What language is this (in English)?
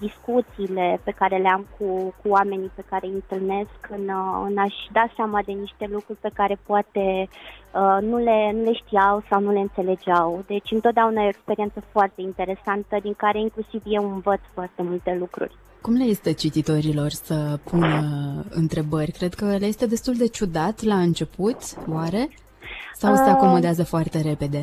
Romanian